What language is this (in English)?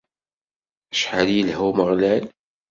Kabyle